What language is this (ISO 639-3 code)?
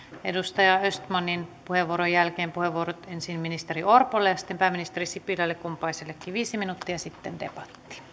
fin